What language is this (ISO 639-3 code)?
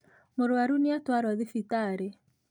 kik